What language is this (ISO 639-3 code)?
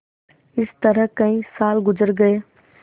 hin